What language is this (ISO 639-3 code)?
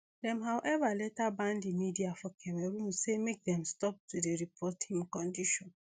pcm